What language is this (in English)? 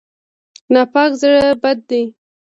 Pashto